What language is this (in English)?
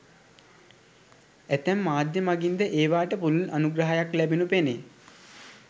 Sinhala